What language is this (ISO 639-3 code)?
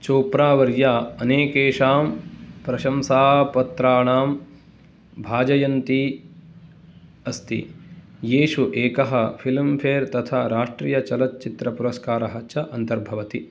san